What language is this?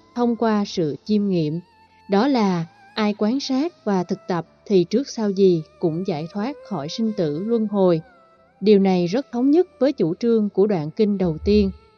Vietnamese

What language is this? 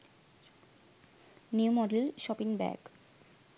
Sinhala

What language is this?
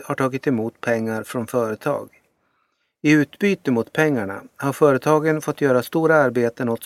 Swedish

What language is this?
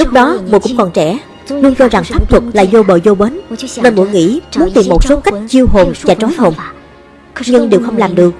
Vietnamese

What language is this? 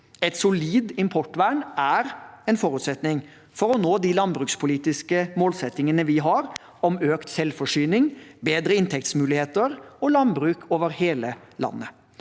Norwegian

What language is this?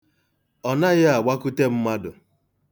Igbo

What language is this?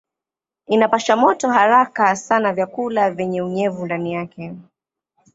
Swahili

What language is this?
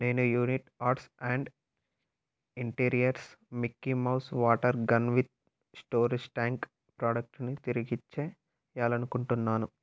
Telugu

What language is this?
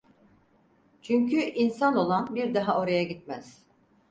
Turkish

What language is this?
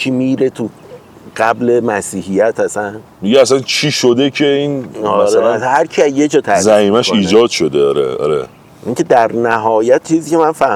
Persian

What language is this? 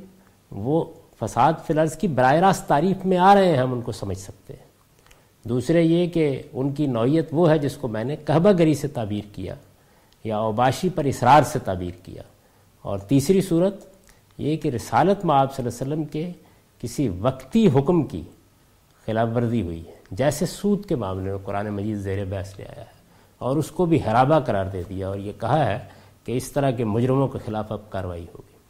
Urdu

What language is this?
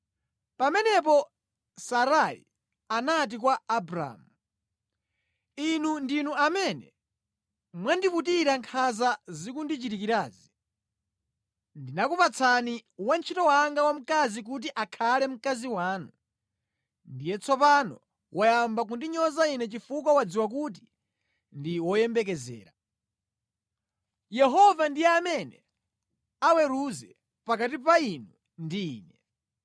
Nyanja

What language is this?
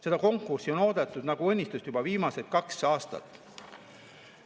Estonian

